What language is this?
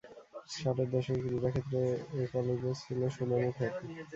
Bangla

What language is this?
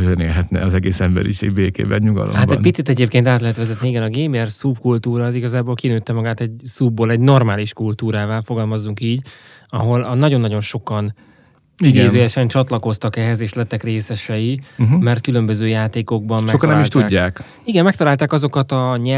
Hungarian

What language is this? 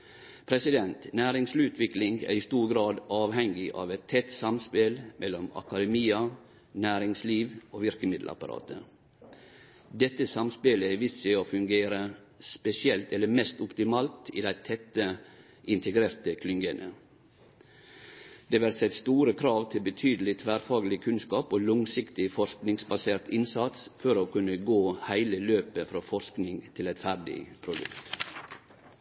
Norwegian Nynorsk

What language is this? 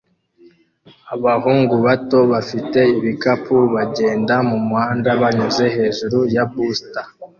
Kinyarwanda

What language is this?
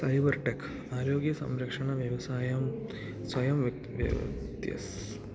Malayalam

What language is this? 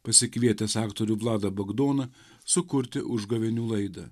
Lithuanian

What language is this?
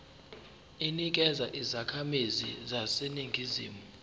Zulu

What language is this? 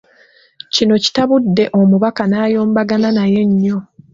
Ganda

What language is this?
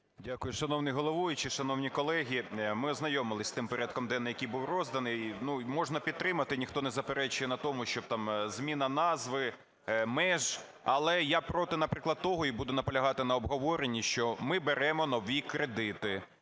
Ukrainian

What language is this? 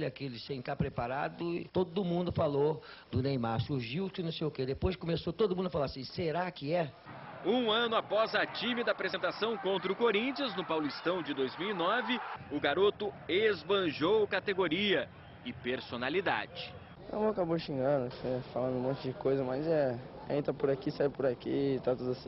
Portuguese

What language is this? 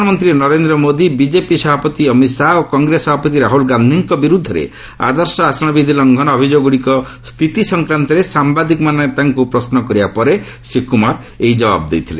Odia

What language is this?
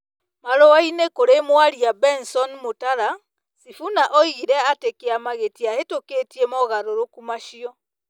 Kikuyu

